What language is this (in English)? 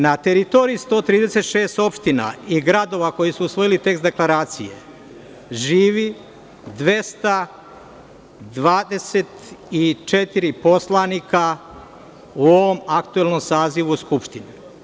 Serbian